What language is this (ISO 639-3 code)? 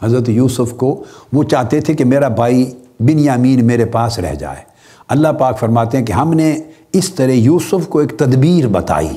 urd